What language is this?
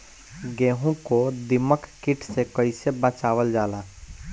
Bhojpuri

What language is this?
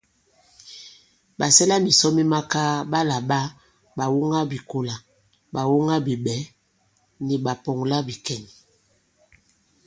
Bankon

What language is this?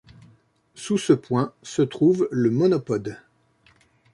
French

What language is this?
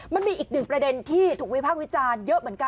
Thai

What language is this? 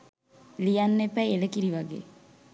Sinhala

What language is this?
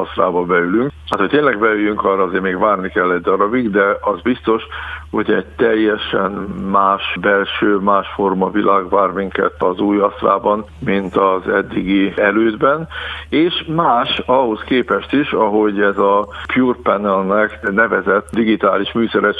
Hungarian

